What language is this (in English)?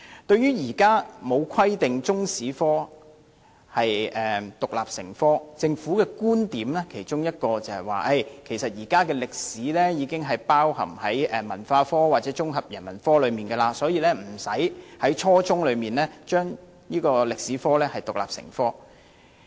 Cantonese